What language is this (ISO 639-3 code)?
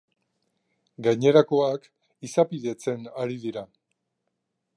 eus